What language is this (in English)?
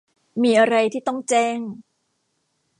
Thai